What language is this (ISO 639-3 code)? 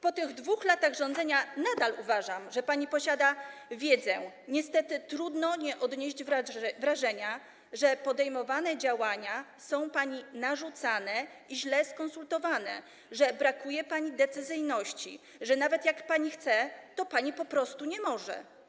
pol